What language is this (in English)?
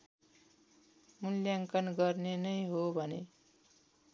Nepali